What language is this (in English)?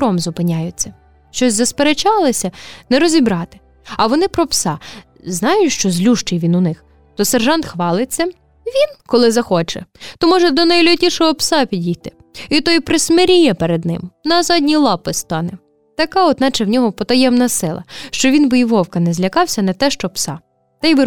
Ukrainian